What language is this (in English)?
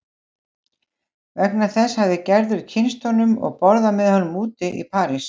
Icelandic